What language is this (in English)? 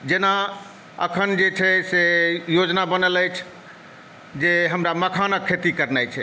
Maithili